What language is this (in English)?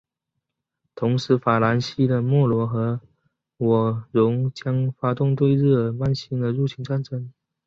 Chinese